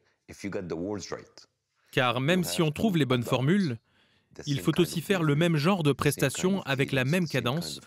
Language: French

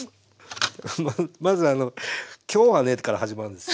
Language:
Japanese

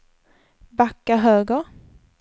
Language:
Swedish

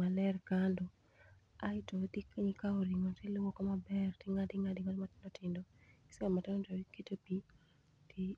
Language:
Luo (Kenya and Tanzania)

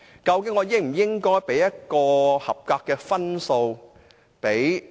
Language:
Cantonese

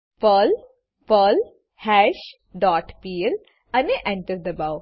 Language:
Gujarati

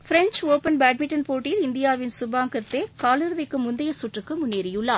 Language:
Tamil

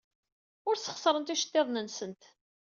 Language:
Kabyle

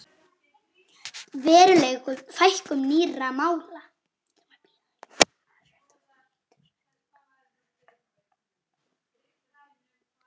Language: Icelandic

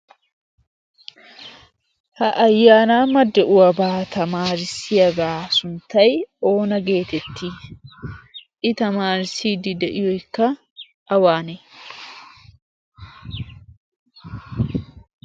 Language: Wolaytta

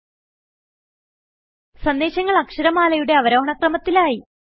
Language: Malayalam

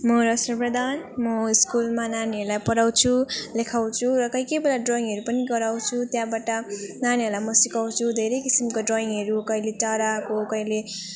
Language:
Nepali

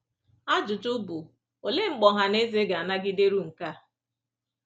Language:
Igbo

